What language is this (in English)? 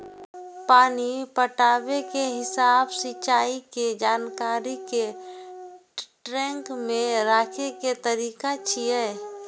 Maithili